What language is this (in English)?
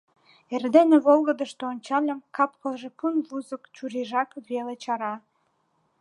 Mari